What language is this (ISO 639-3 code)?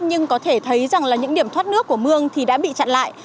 vie